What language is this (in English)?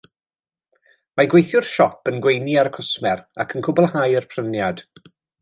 Welsh